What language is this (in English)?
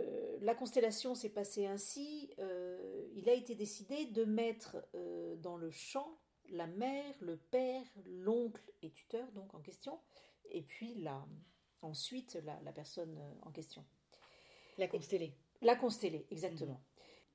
French